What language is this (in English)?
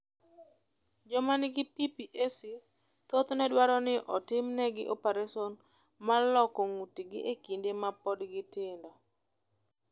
Luo (Kenya and Tanzania)